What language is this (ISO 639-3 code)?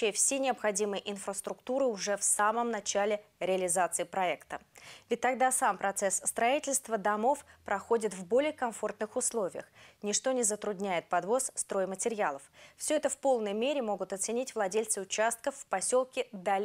rus